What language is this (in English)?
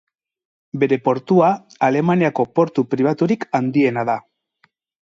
Basque